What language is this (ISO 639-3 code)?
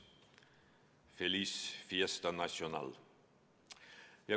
est